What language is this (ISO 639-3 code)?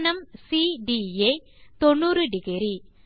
tam